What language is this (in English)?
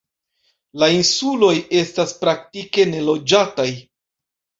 Esperanto